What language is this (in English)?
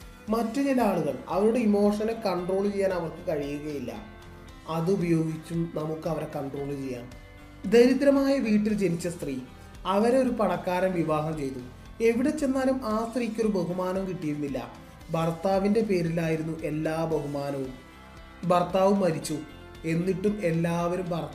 Malayalam